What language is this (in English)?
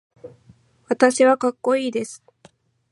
Japanese